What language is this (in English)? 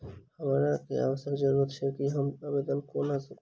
Maithili